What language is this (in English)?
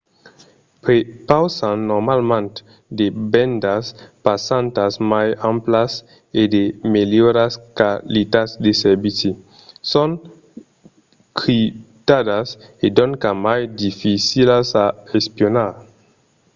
Occitan